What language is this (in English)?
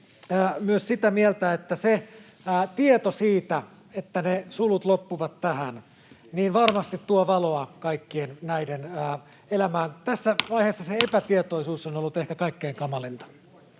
Finnish